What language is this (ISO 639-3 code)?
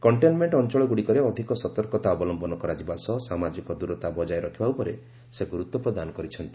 ori